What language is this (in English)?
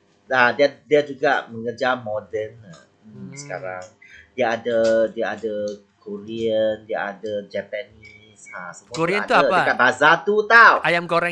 Malay